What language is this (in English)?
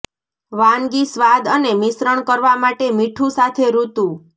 Gujarati